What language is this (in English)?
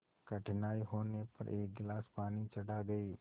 Hindi